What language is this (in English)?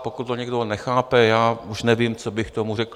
Czech